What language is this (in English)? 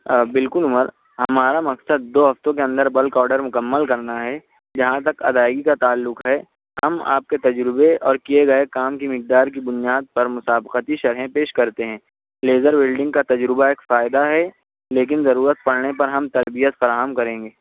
Urdu